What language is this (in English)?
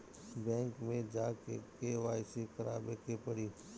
Bhojpuri